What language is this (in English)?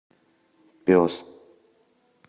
Russian